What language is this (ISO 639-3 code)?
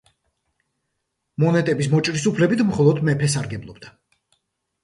kat